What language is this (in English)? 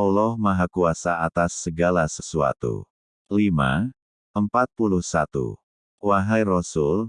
Indonesian